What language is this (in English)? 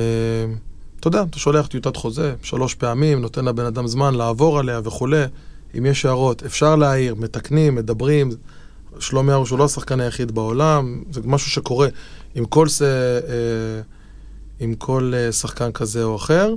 Hebrew